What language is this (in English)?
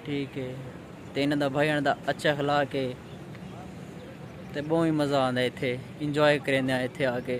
Hindi